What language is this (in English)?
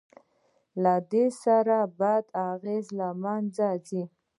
Pashto